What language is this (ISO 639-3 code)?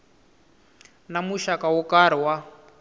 tso